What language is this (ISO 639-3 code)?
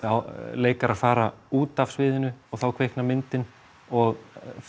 isl